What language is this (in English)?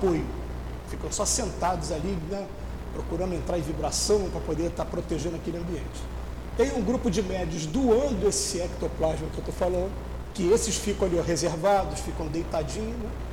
Portuguese